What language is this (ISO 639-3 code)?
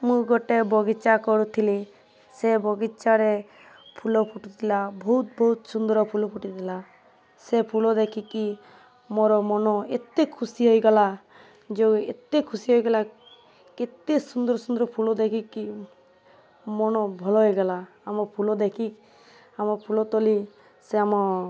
ori